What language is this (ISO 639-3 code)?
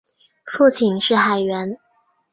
zho